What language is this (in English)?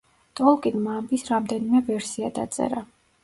Georgian